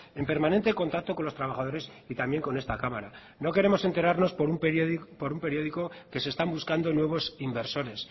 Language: Spanish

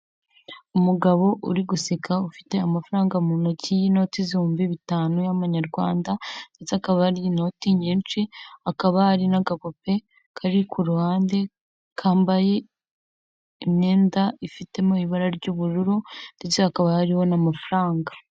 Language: Kinyarwanda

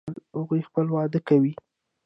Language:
Pashto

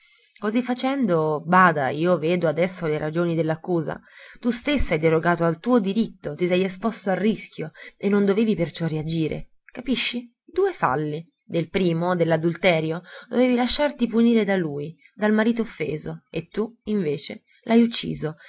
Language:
Italian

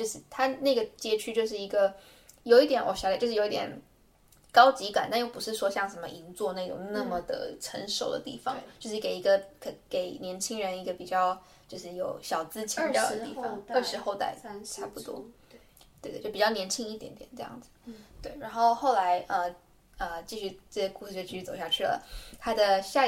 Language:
Chinese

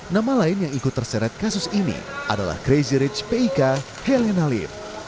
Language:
Indonesian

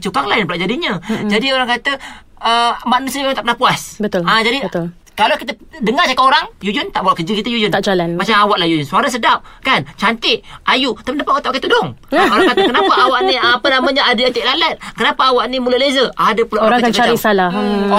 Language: Malay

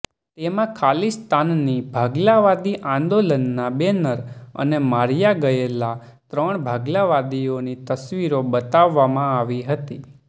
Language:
Gujarati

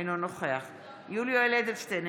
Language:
Hebrew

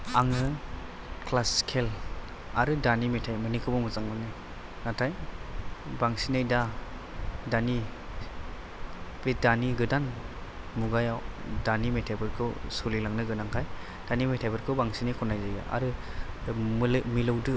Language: Bodo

